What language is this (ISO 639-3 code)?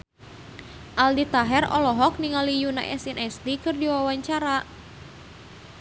sun